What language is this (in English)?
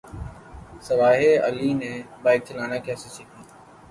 Urdu